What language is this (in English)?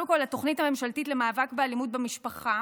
Hebrew